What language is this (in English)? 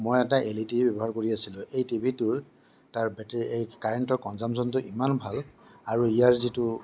Assamese